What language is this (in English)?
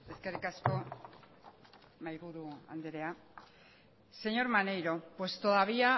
Basque